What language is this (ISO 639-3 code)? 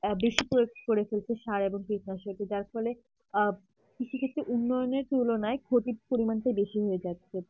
ben